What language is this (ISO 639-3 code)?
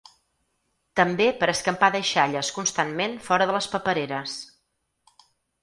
cat